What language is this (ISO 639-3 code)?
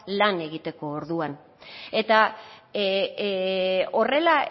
eus